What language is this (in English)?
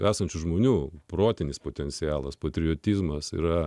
Lithuanian